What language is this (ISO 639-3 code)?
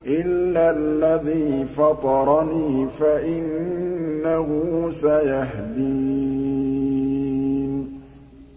ara